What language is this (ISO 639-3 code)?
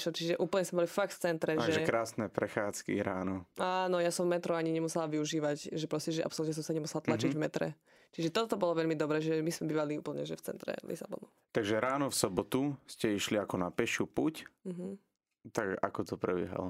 slk